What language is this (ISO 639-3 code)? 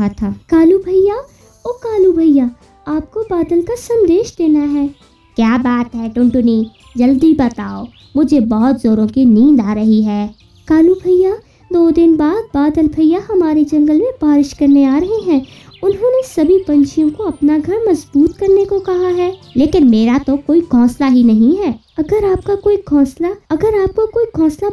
hin